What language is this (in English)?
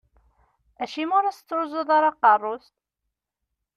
Kabyle